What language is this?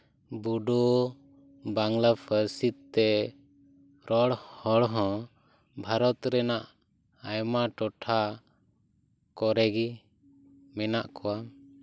Santali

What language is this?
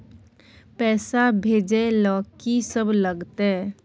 Maithili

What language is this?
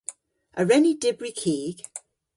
Cornish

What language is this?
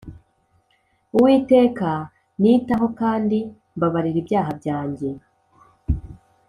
Kinyarwanda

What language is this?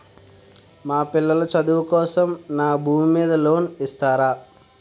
Telugu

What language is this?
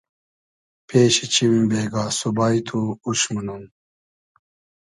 Hazaragi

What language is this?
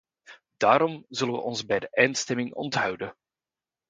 Dutch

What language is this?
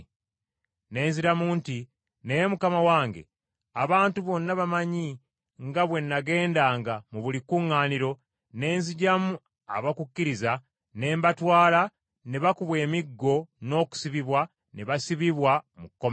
Ganda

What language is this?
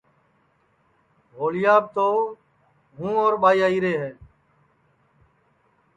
Sansi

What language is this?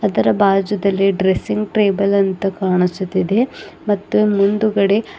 Kannada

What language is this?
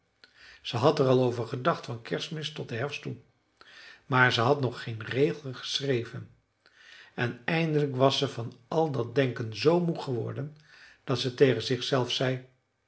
Dutch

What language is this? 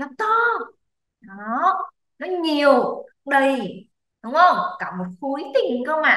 Vietnamese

